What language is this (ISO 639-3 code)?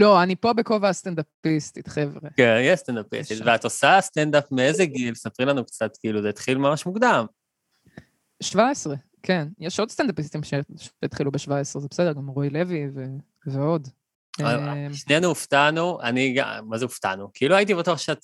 heb